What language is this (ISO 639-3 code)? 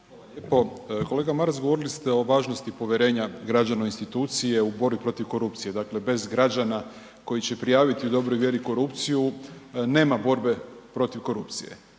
hrv